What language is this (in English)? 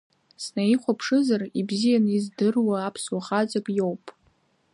Abkhazian